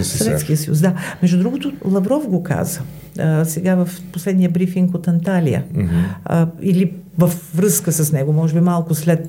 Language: Bulgarian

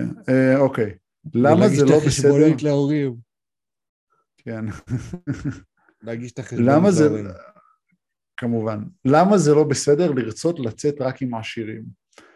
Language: Hebrew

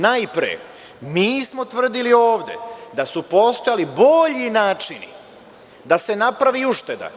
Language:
Serbian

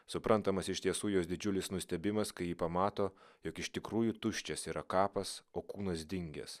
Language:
Lithuanian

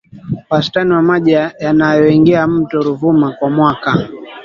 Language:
Swahili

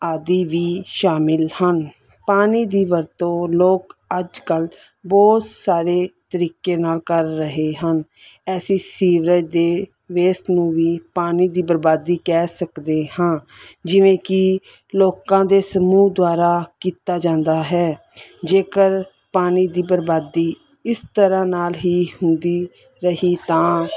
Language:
Punjabi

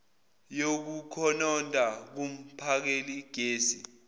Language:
Zulu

